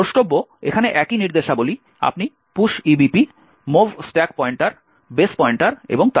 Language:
Bangla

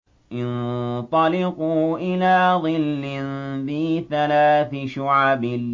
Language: Arabic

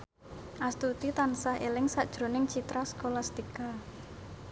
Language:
Javanese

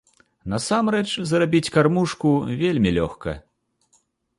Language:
Belarusian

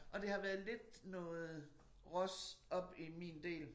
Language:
Danish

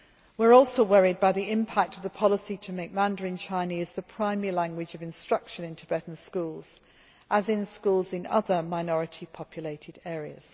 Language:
English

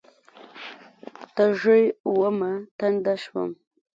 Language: Pashto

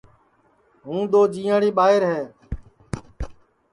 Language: Sansi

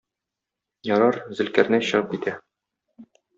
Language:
Tatar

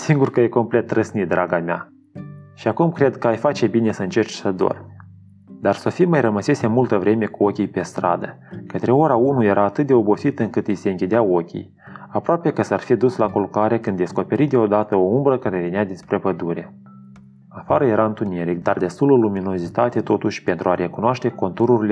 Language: Romanian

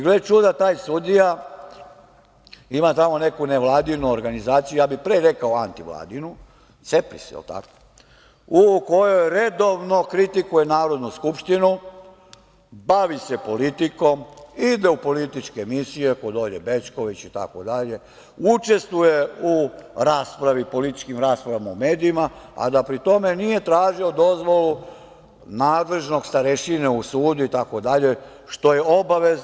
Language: Serbian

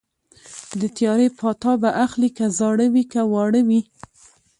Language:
Pashto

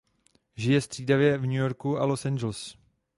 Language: Czech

